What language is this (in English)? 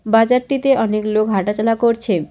Bangla